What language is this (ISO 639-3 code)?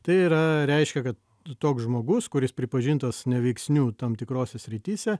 lit